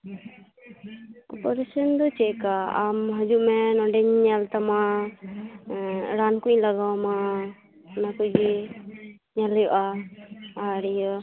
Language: Santali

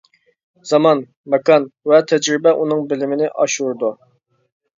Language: Uyghur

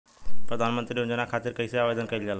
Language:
Bhojpuri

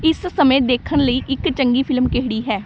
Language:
Punjabi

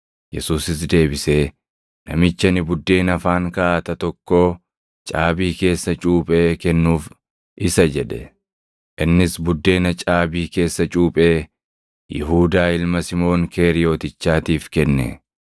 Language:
Oromo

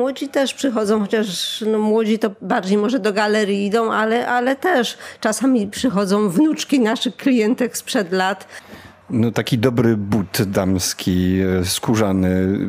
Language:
Polish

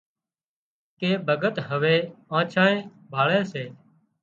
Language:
Wadiyara Koli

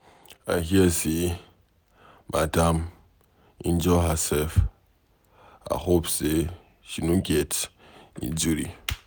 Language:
Nigerian Pidgin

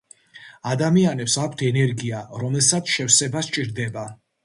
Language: Georgian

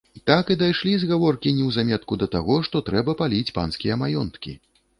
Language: Belarusian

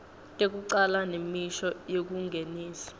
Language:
Swati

